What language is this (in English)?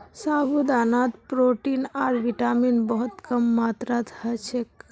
Magahi